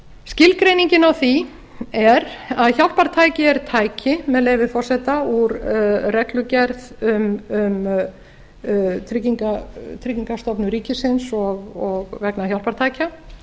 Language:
Icelandic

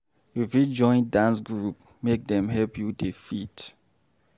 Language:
Nigerian Pidgin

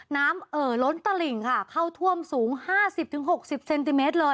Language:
Thai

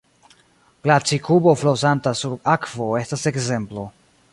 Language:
Esperanto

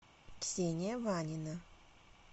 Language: Russian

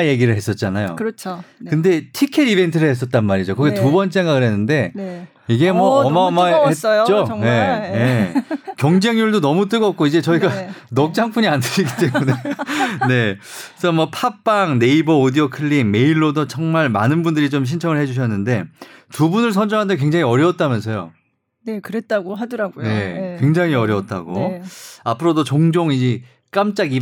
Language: Korean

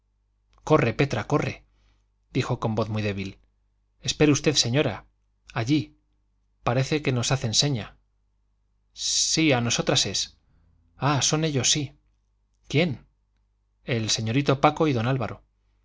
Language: Spanish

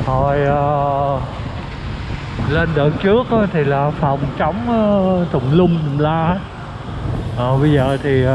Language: Vietnamese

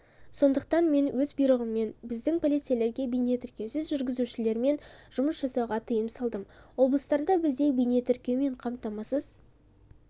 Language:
Kazakh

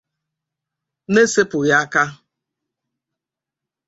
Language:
Igbo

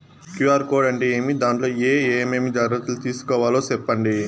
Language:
Telugu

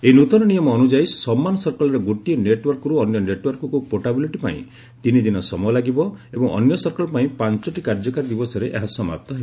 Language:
Odia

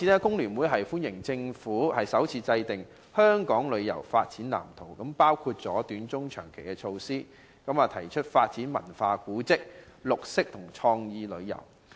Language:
Cantonese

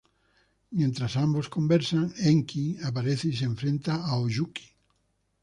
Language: Spanish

